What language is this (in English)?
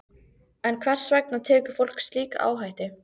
Icelandic